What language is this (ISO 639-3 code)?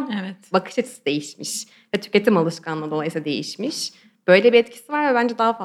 tur